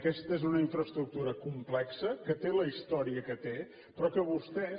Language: Catalan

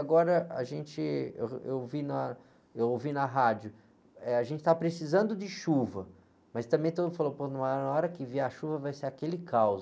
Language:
Portuguese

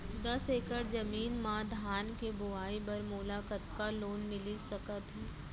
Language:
Chhattisgarhi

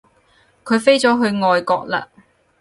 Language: Cantonese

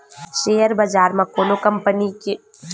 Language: Chhattisgarhi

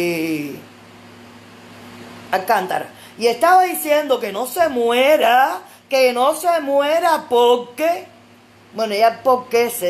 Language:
Spanish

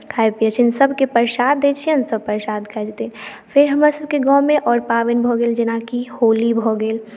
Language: Maithili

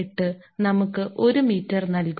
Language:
Malayalam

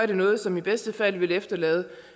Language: Danish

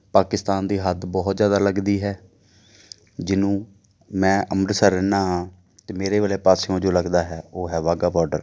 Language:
Punjabi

